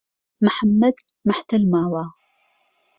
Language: Central Kurdish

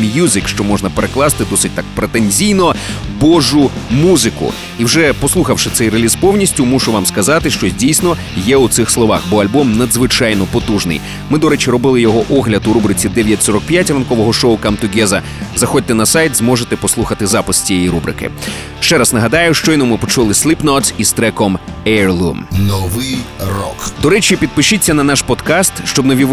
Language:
Ukrainian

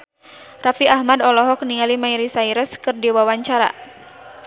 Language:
Sundanese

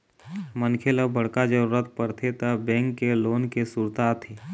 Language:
Chhattisgarhi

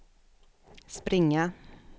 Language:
Swedish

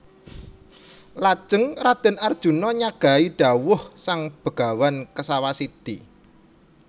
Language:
Javanese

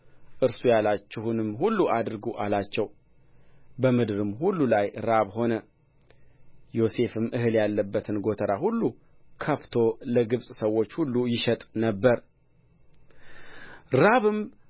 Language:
Amharic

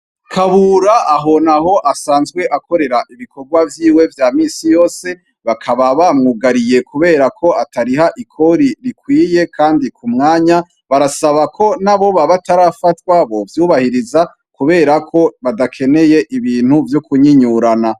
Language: Rundi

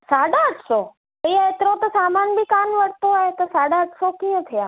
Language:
Sindhi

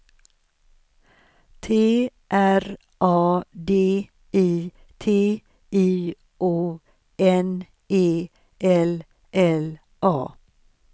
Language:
Swedish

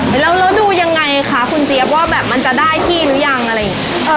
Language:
Thai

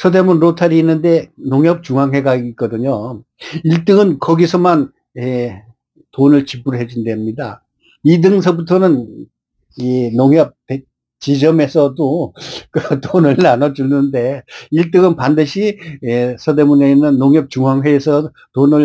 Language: Korean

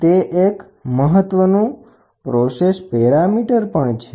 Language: Gujarati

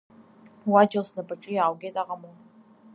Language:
Abkhazian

